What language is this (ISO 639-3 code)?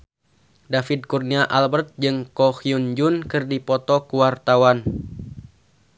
sun